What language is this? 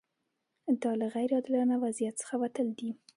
Pashto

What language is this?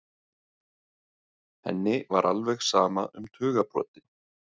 Icelandic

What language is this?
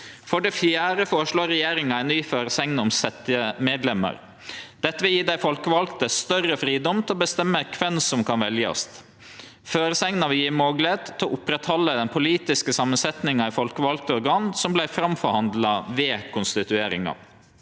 Norwegian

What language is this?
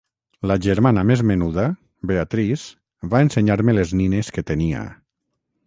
Catalan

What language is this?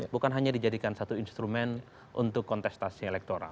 Indonesian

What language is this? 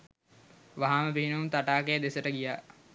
Sinhala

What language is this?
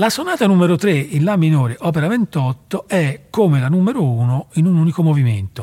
Italian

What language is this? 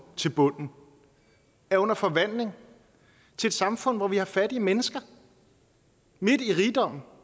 Danish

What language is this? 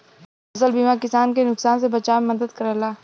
Bhojpuri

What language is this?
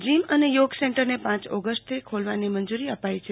Gujarati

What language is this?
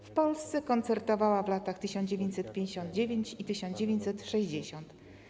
Polish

